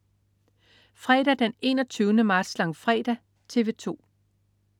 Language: Danish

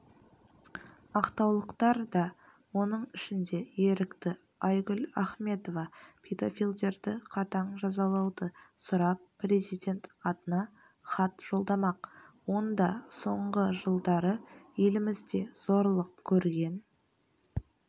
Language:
Kazakh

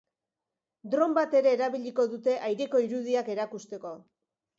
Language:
Basque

